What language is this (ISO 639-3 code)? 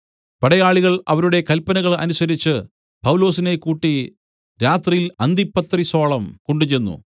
mal